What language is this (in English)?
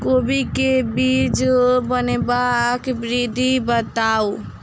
Maithili